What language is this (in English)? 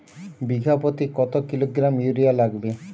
Bangla